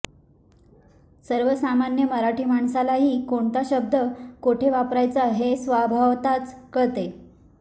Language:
Marathi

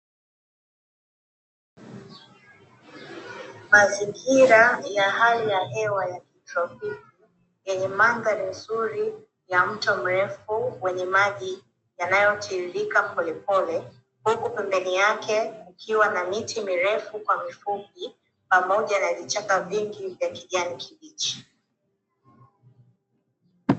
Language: Swahili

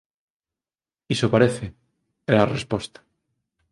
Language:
Galician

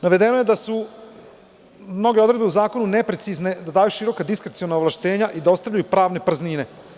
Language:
Serbian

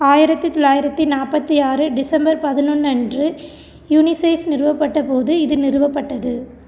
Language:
Tamil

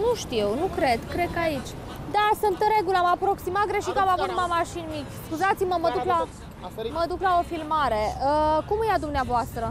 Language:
Romanian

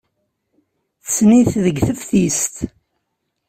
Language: Kabyle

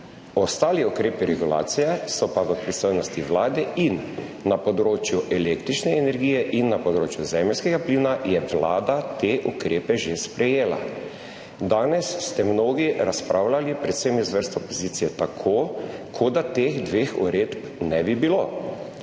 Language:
Slovenian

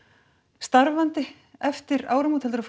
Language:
Icelandic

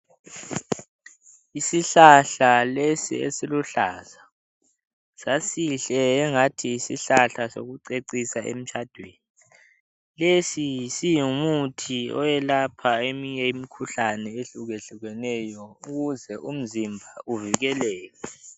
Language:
North Ndebele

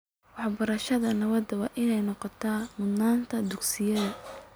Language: Somali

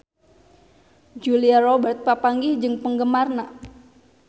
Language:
Sundanese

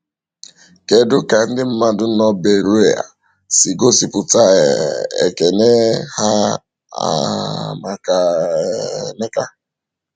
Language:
Igbo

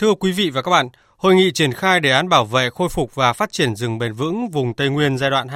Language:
Vietnamese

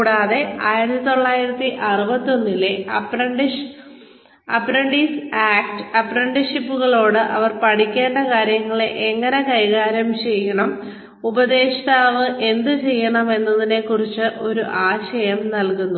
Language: Malayalam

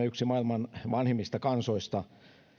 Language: Finnish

